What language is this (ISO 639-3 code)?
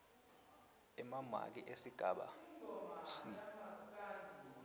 ssw